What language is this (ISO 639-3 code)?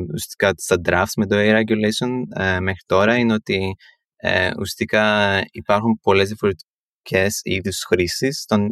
ell